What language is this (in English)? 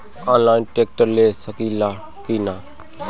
Bhojpuri